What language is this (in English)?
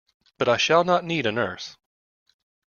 English